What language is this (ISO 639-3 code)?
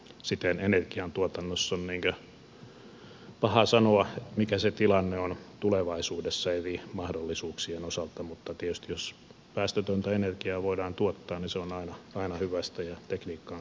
fin